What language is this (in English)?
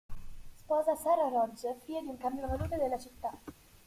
Italian